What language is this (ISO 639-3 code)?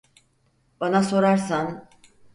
tur